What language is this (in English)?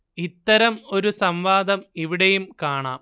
Malayalam